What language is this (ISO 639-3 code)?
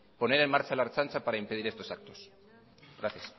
spa